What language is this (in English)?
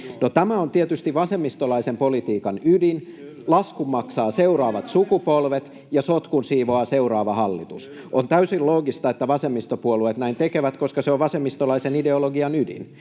Finnish